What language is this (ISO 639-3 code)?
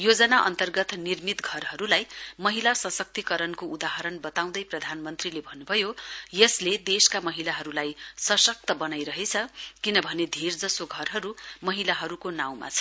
nep